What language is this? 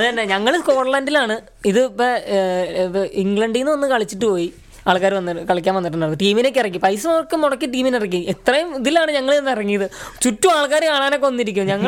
Malayalam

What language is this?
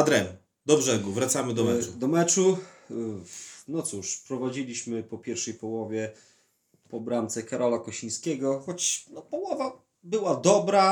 Polish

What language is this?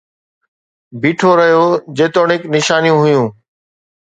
Sindhi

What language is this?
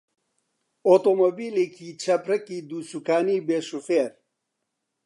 Central Kurdish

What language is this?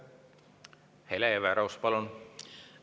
Estonian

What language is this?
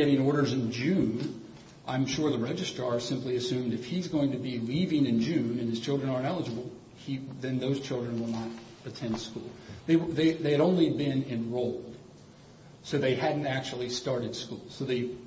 English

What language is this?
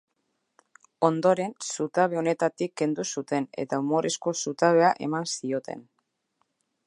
Basque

